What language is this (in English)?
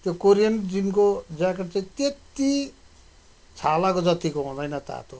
Nepali